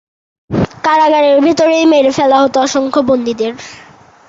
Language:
Bangla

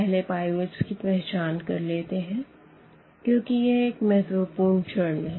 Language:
Hindi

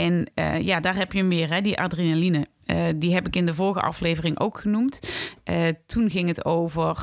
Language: Dutch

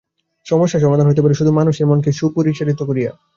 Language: Bangla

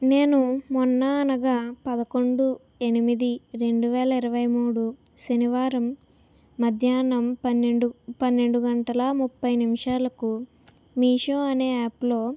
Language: Telugu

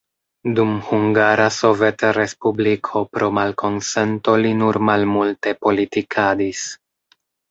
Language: Esperanto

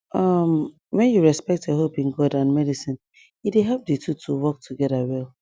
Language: Nigerian Pidgin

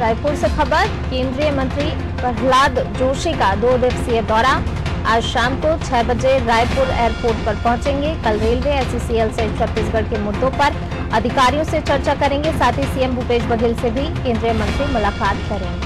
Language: Hindi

